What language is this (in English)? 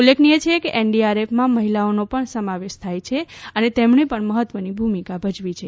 Gujarati